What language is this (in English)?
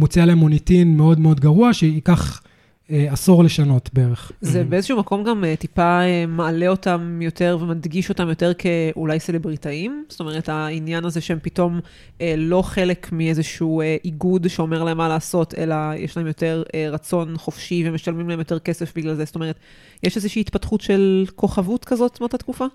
Hebrew